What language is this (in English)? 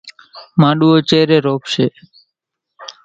Kachi Koli